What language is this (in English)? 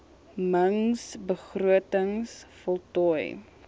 Afrikaans